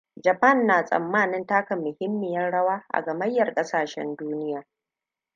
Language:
Hausa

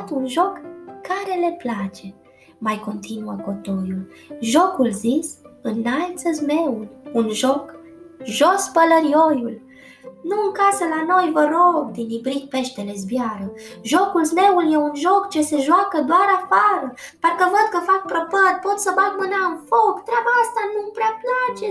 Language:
Romanian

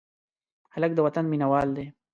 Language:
Pashto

